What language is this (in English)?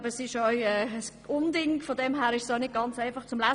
Swiss German